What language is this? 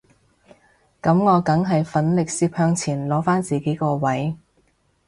Cantonese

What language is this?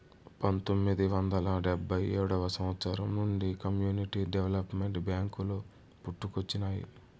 Telugu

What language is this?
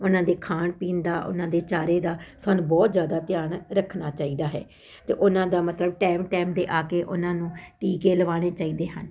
Punjabi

